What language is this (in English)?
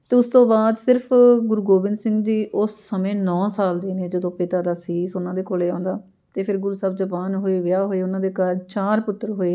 Punjabi